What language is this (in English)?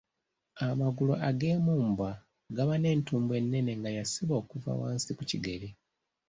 Ganda